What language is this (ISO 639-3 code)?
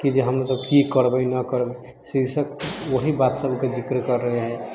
mai